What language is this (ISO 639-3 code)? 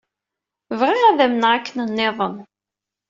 kab